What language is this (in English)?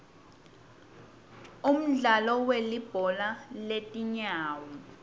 Swati